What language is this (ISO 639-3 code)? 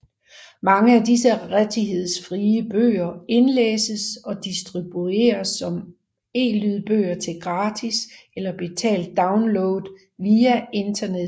dan